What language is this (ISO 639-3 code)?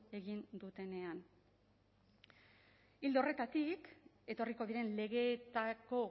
eus